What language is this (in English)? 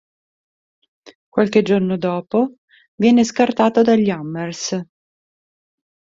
Italian